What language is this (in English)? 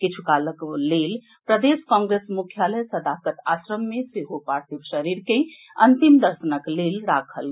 Maithili